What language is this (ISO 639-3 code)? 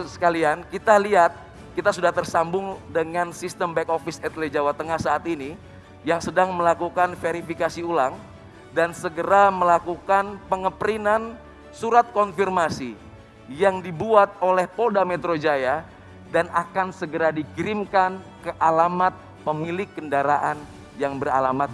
ind